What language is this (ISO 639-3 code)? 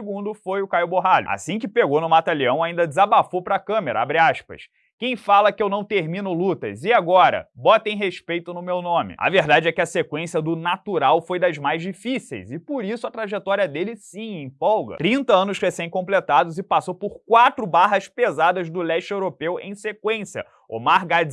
por